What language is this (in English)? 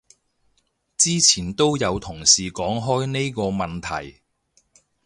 Cantonese